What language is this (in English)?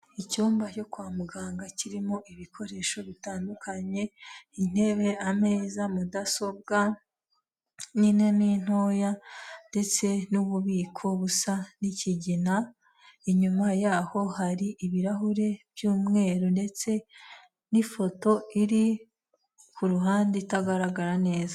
Kinyarwanda